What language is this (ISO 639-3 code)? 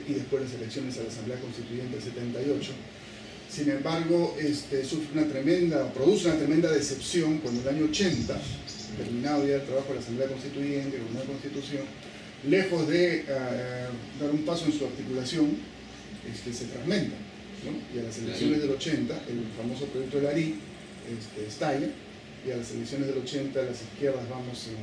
spa